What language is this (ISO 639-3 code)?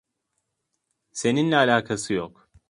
tur